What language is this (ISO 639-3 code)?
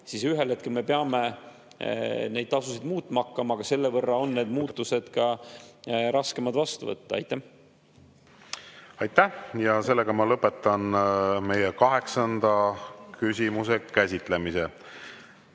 est